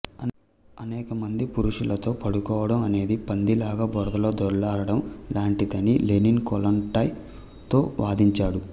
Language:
Telugu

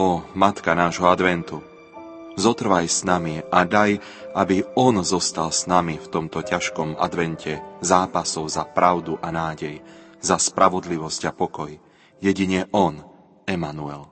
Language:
Slovak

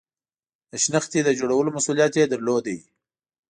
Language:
Pashto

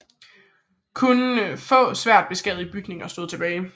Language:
Danish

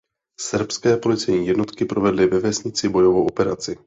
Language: Czech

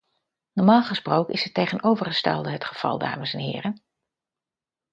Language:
Dutch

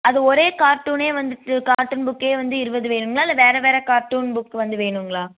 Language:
Tamil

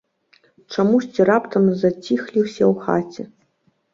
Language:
Belarusian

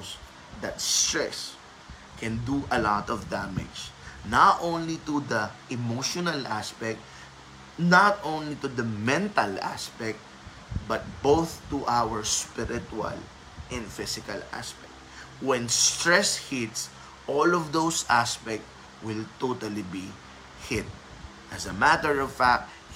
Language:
Filipino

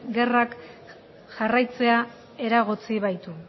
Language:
Basque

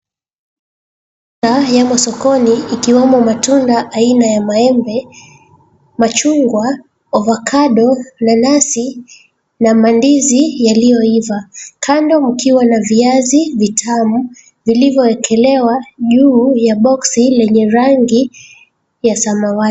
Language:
Swahili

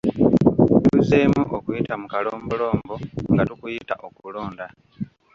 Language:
Ganda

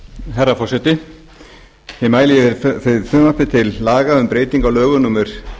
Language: Icelandic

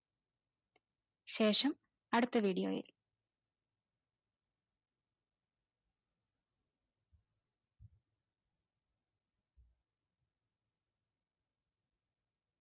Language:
Malayalam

